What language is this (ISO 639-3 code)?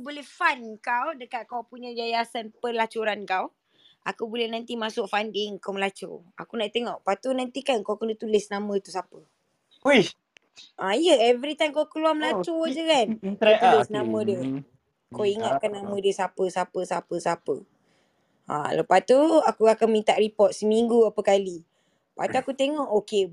msa